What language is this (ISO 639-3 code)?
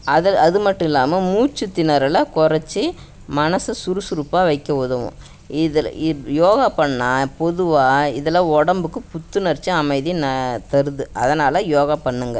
tam